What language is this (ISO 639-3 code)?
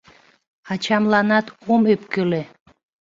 chm